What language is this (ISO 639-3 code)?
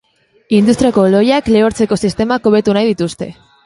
eus